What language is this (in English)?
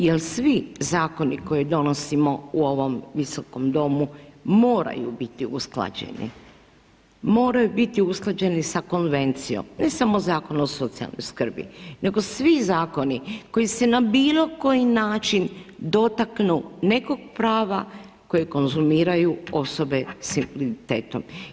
Croatian